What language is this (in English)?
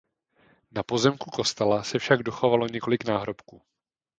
Czech